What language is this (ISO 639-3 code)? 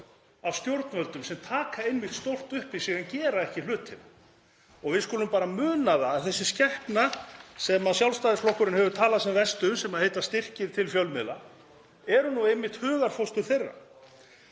isl